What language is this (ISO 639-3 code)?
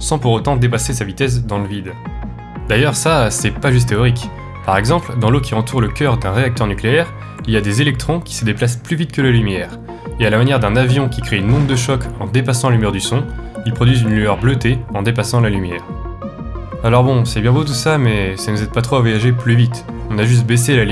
fra